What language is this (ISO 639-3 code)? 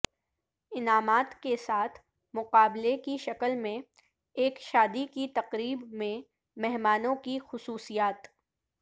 urd